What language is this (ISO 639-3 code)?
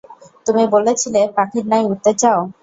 ben